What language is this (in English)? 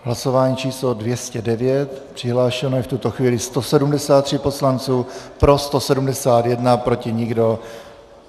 Czech